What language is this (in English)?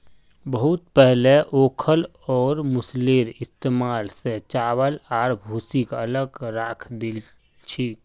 Magahi